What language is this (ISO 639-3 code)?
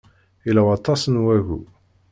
kab